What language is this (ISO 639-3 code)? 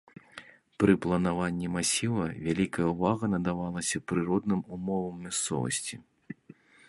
bel